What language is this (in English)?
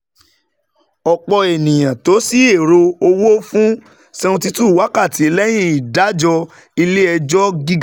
Yoruba